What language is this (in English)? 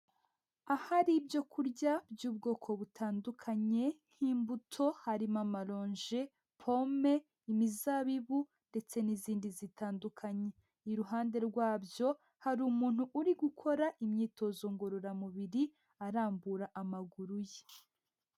Kinyarwanda